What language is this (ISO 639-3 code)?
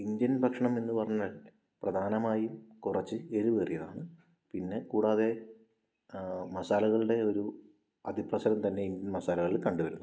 mal